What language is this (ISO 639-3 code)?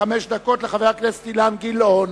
heb